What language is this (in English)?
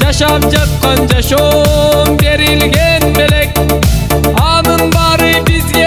Turkish